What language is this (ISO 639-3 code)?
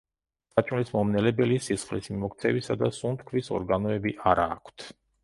kat